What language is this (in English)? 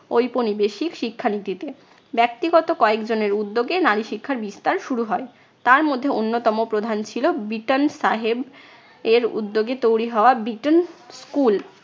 Bangla